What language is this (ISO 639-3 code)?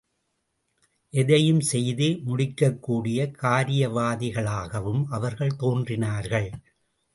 tam